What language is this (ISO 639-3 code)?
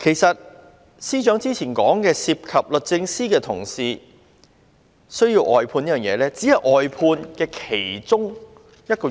yue